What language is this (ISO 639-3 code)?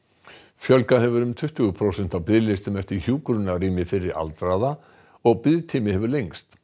isl